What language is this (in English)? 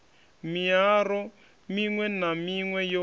Venda